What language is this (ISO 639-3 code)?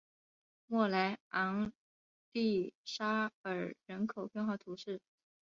zho